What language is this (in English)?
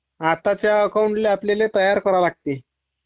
Marathi